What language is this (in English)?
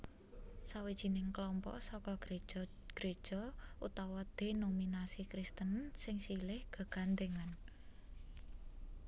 Javanese